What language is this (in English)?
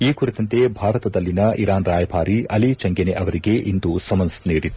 Kannada